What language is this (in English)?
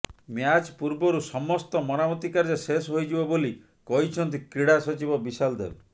Odia